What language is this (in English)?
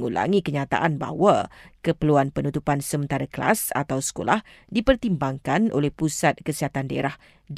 Malay